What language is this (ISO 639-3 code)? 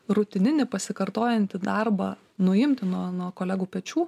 lit